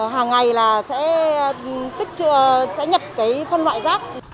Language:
Vietnamese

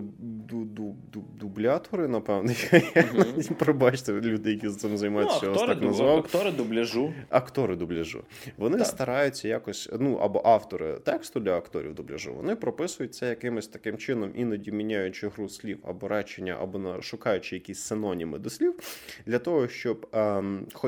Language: Ukrainian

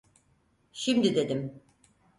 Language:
Turkish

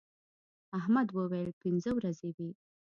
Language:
Pashto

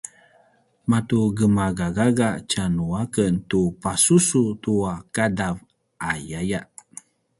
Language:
Paiwan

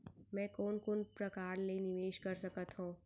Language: Chhattisgarhi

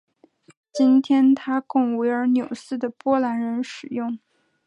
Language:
Chinese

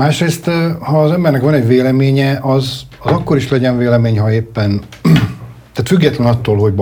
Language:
Hungarian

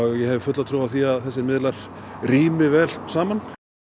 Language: Icelandic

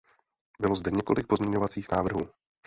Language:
Czech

